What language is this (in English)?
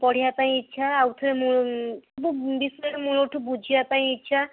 Odia